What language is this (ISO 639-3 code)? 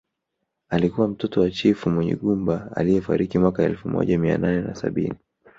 swa